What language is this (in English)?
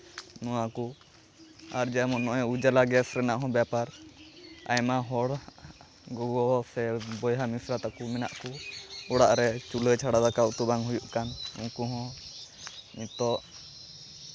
Santali